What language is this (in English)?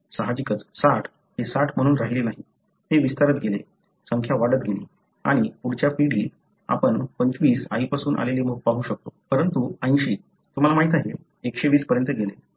Marathi